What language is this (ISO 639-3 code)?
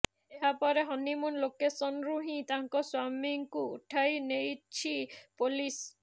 ori